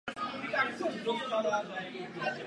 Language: Czech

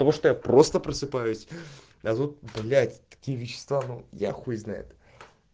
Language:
Russian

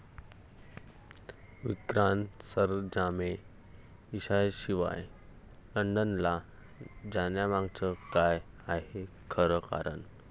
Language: Marathi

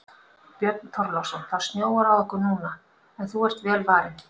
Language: Icelandic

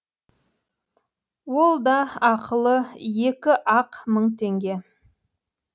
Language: Kazakh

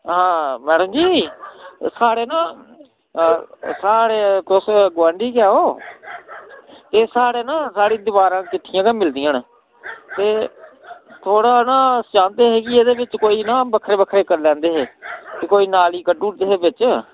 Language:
Dogri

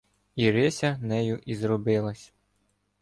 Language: Ukrainian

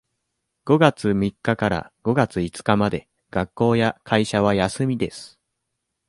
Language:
Japanese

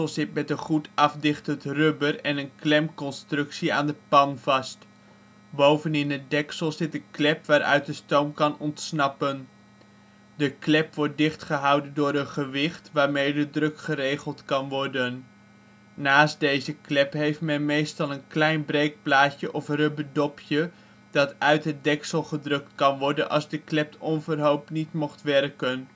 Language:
Dutch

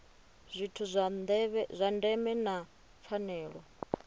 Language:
Venda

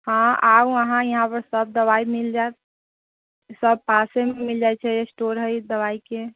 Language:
Maithili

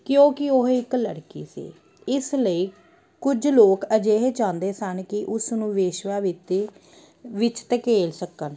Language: Punjabi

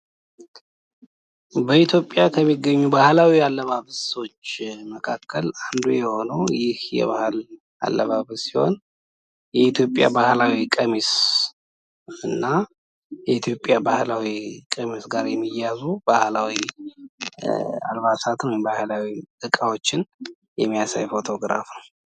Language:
Amharic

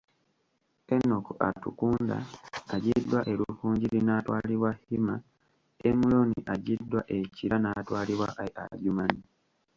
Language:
Ganda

